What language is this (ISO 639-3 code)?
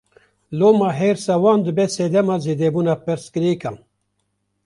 kur